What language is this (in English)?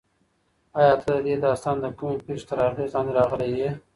Pashto